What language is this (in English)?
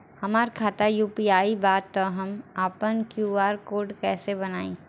Bhojpuri